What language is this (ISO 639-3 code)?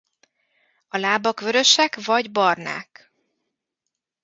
hun